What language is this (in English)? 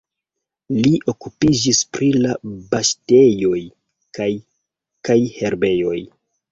Esperanto